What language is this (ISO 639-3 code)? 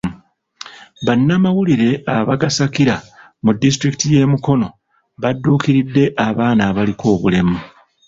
lug